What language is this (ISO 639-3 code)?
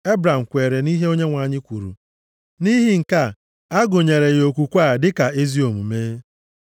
ibo